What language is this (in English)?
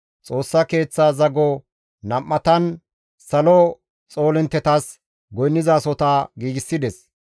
Gamo